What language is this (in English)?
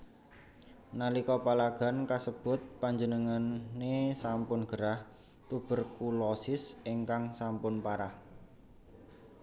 Javanese